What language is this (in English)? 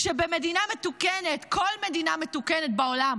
Hebrew